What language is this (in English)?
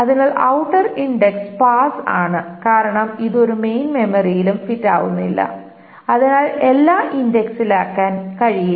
Malayalam